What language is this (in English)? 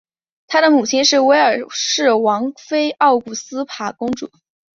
Chinese